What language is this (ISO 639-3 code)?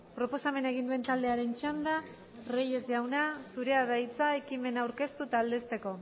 eus